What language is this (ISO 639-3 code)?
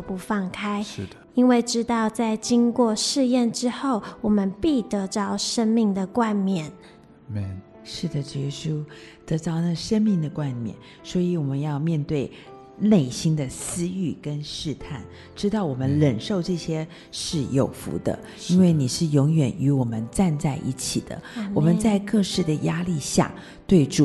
zho